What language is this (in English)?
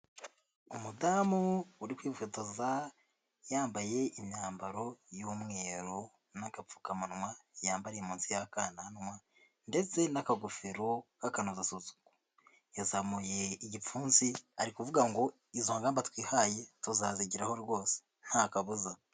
Kinyarwanda